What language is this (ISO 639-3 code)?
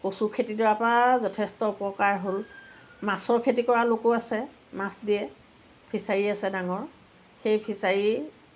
asm